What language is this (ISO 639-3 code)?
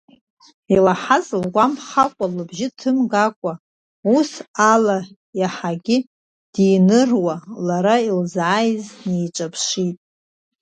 abk